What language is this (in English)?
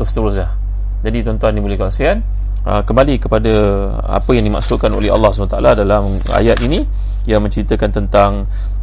Malay